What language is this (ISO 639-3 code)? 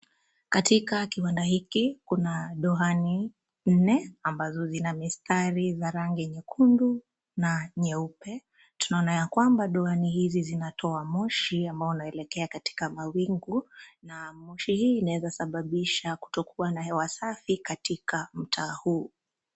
swa